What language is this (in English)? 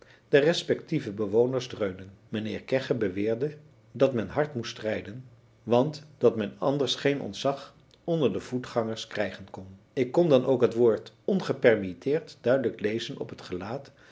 Dutch